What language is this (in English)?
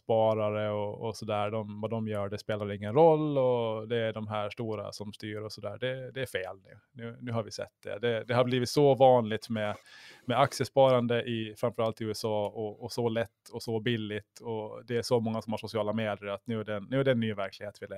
Swedish